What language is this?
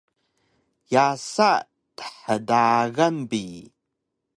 Taroko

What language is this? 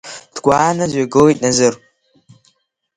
Abkhazian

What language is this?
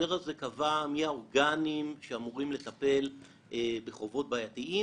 Hebrew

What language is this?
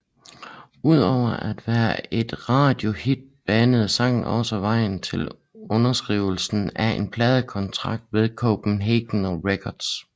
Danish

